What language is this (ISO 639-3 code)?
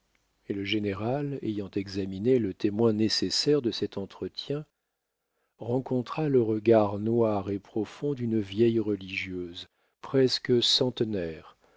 fra